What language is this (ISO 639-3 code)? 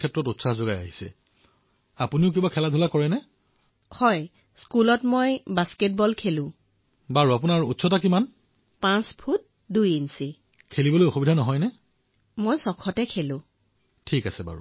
asm